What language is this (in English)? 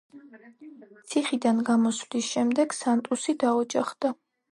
Georgian